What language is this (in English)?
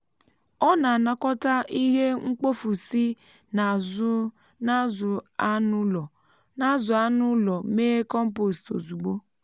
Igbo